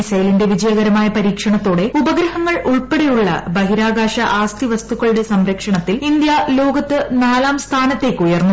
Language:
Malayalam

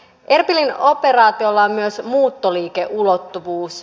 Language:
Finnish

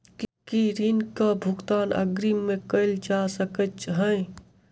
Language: Maithili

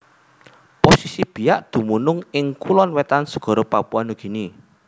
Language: Javanese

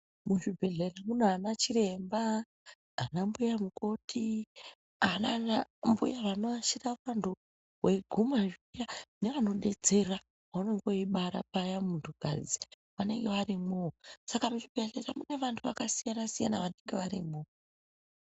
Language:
Ndau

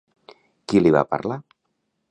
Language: Catalan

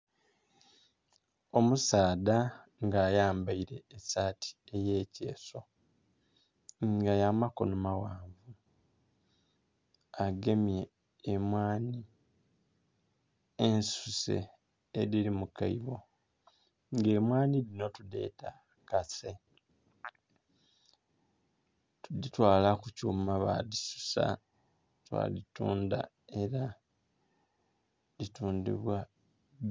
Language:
Soga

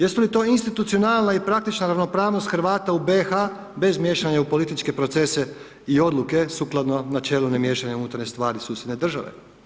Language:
Croatian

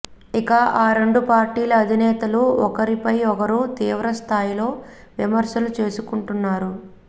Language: Telugu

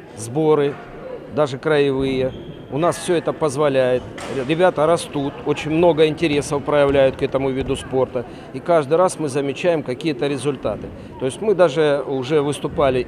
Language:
Russian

